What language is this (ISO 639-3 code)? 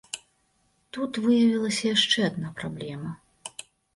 bel